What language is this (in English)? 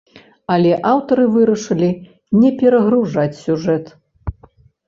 Belarusian